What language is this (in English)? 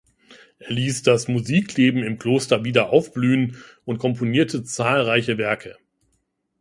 German